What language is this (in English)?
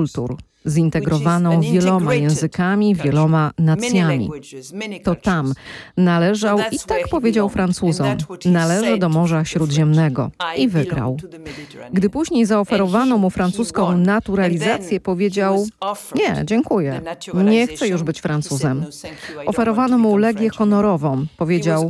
Polish